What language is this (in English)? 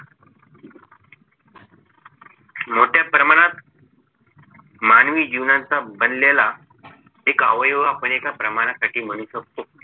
Marathi